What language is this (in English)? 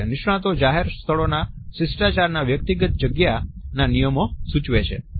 Gujarati